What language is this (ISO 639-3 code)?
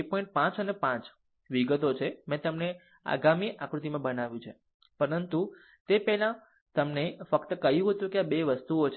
guj